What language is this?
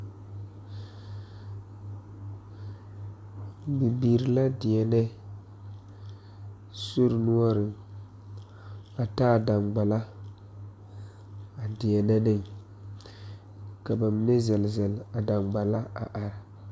Southern Dagaare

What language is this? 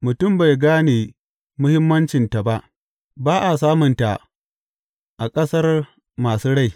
Hausa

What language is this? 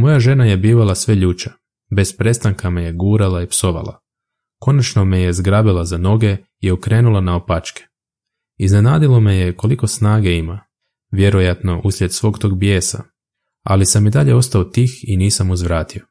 Croatian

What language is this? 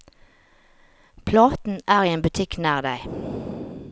Norwegian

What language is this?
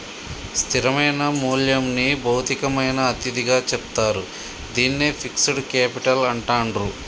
Telugu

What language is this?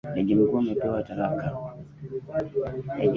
Swahili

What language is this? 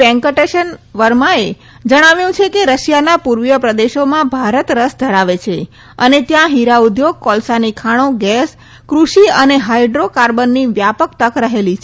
Gujarati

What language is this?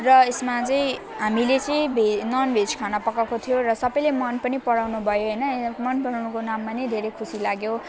Nepali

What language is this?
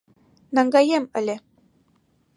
Mari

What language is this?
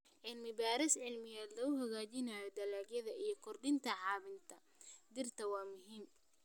Somali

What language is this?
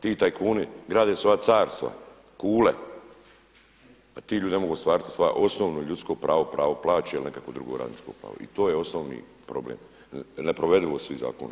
Croatian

